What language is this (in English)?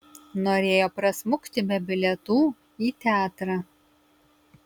Lithuanian